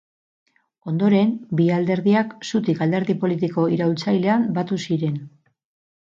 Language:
Basque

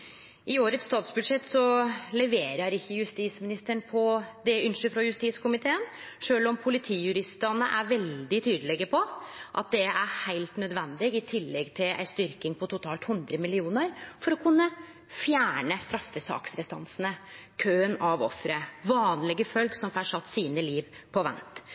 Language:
Norwegian Nynorsk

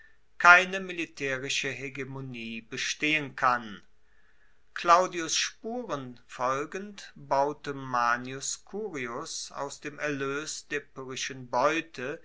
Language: German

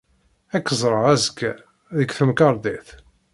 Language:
Kabyle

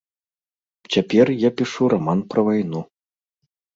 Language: Belarusian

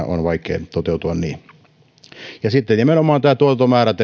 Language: Finnish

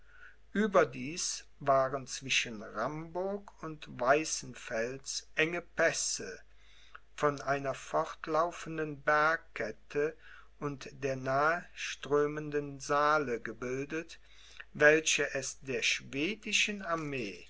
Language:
German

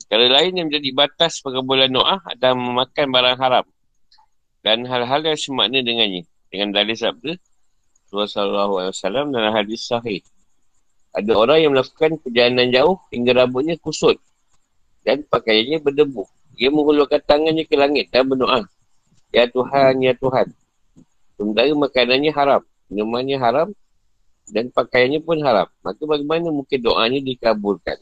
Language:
Malay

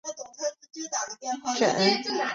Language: Chinese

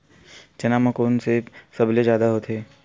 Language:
Chhattisgarhi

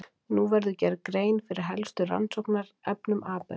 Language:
Icelandic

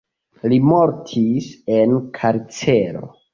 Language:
Esperanto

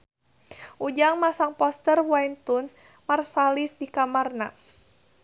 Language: Sundanese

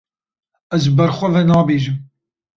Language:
Kurdish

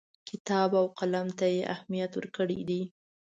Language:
Pashto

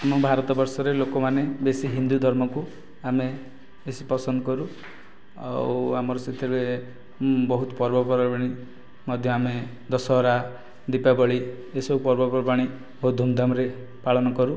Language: Odia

